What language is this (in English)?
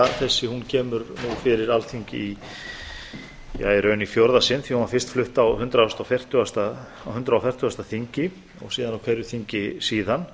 Icelandic